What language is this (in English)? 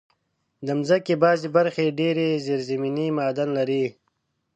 Pashto